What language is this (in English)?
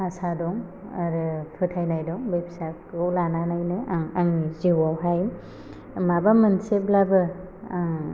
Bodo